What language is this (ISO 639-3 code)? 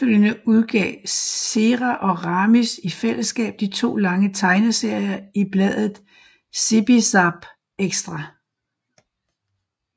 dan